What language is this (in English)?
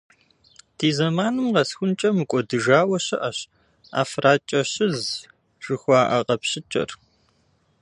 Kabardian